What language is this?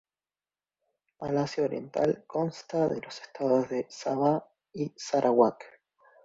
Spanish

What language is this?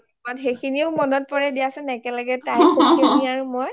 Assamese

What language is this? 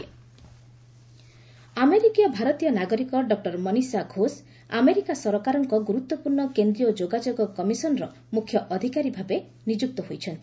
Odia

